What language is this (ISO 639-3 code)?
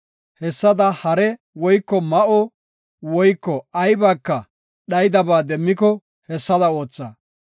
gof